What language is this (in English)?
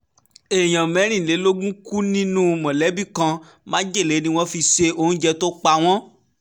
Yoruba